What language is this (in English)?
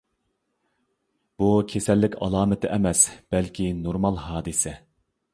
Uyghur